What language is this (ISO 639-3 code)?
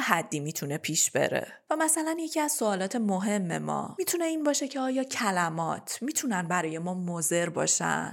fas